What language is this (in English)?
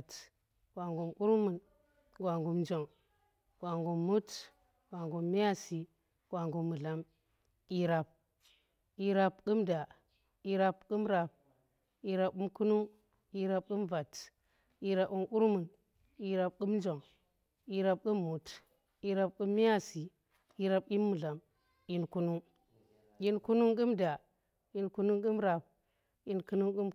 Tera